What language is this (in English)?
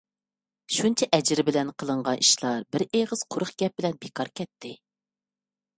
Uyghur